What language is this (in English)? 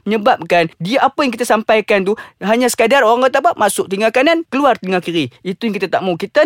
Malay